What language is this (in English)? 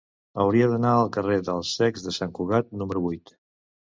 Catalan